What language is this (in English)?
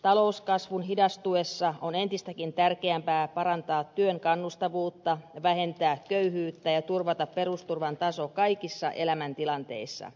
Finnish